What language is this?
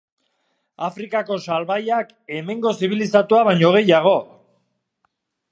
Basque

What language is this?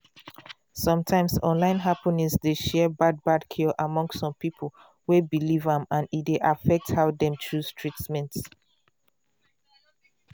Nigerian Pidgin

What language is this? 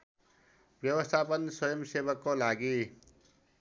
Nepali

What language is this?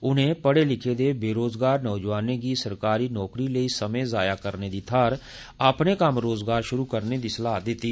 Dogri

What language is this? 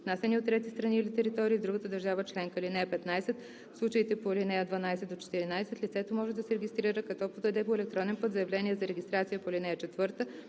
Bulgarian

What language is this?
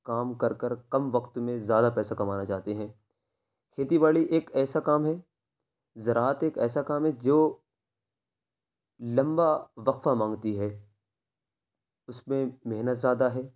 Urdu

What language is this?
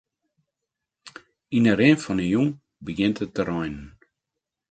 Western Frisian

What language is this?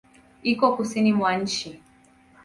Swahili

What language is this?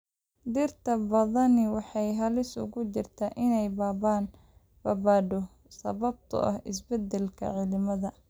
Somali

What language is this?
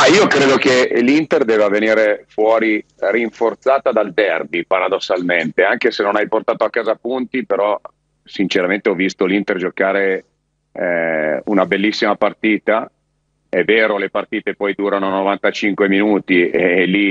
Italian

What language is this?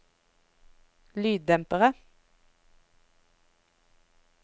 Norwegian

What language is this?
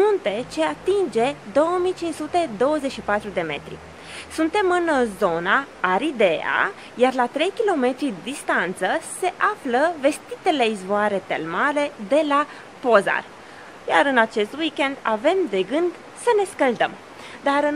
Romanian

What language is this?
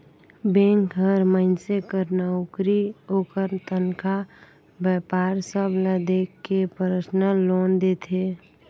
Chhattisgarhi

